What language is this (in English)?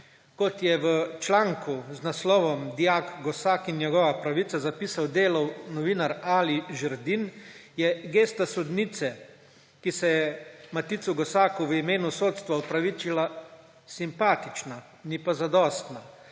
Slovenian